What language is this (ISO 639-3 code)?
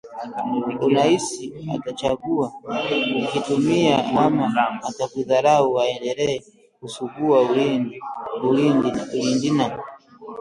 swa